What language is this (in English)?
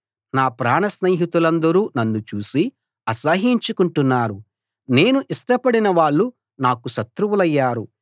Telugu